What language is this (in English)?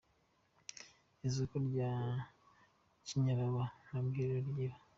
Kinyarwanda